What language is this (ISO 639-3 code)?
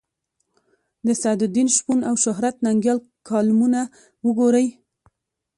pus